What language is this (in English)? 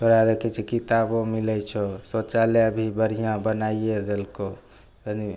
Maithili